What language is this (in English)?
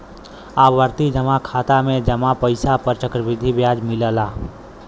Bhojpuri